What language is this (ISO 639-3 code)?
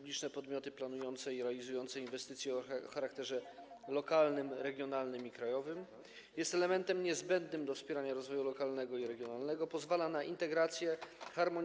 pol